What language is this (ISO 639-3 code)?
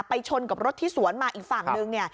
tha